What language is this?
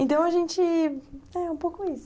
Portuguese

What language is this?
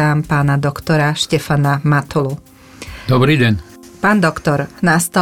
Slovak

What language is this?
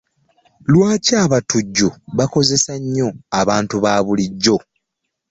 Ganda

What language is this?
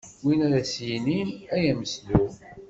Kabyle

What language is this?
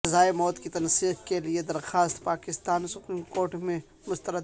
Urdu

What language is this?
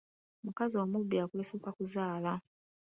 Ganda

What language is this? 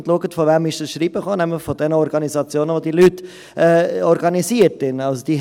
Swiss German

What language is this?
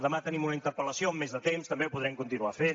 Catalan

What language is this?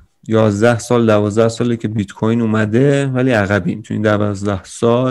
Persian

